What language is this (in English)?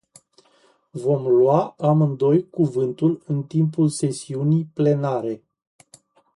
Romanian